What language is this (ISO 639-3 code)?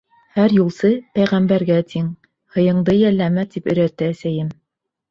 bak